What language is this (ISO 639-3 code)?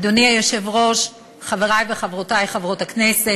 heb